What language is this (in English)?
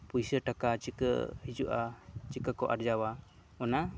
Santali